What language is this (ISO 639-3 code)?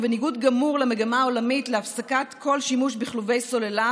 heb